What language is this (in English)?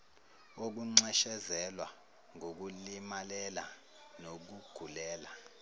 Zulu